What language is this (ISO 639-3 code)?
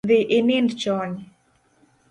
luo